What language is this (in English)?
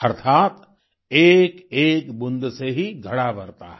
Hindi